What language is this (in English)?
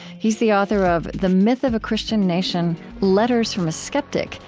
English